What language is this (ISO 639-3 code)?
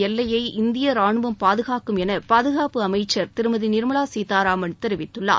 tam